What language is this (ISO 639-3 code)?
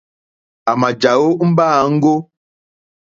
bri